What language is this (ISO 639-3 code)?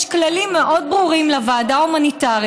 heb